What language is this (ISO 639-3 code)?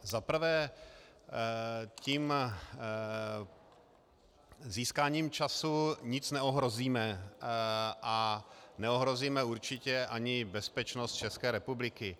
ces